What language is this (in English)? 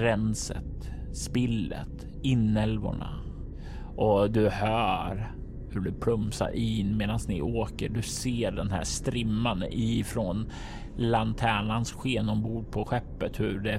Swedish